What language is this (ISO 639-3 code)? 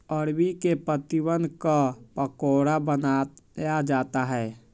mag